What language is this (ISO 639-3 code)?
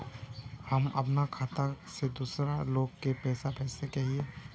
mag